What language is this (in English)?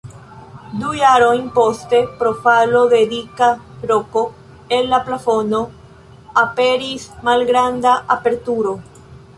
Esperanto